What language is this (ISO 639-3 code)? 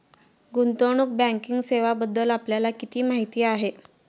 mar